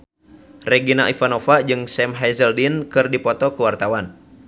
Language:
Sundanese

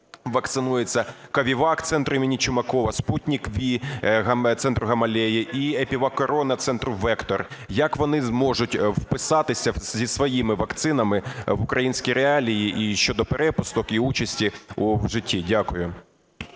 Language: Ukrainian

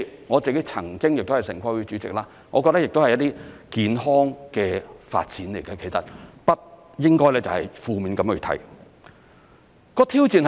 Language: Cantonese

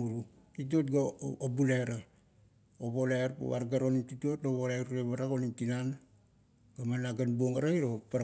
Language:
Kuot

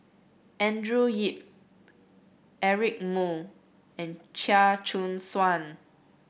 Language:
English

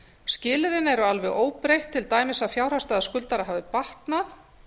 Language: Icelandic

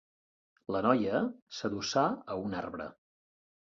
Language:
Catalan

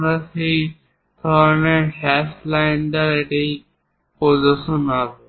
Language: Bangla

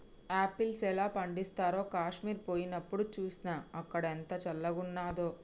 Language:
Telugu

